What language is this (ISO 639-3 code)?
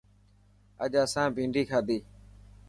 mki